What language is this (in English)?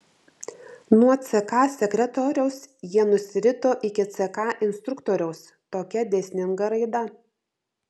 Lithuanian